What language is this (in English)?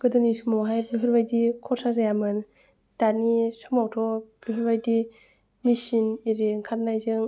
Bodo